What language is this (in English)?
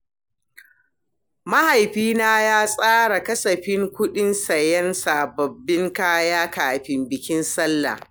Hausa